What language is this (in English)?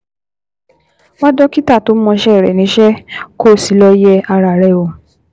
Yoruba